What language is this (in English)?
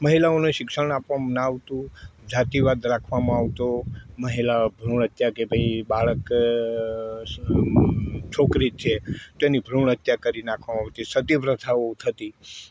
Gujarati